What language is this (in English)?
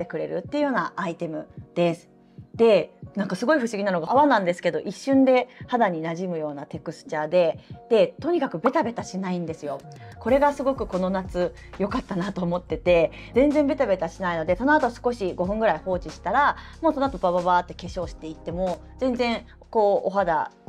Japanese